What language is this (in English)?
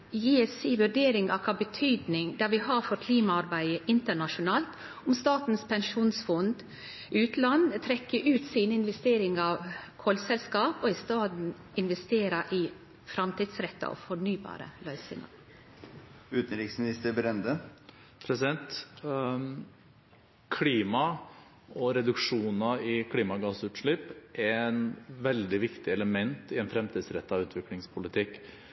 Norwegian